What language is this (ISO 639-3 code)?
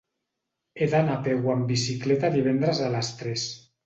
cat